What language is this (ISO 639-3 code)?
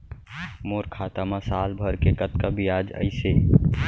hne